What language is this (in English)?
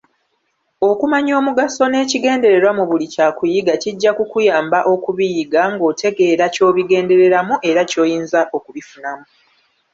Ganda